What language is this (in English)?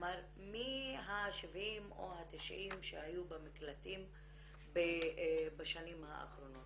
Hebrew